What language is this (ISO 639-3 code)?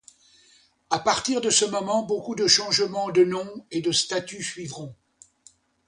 fra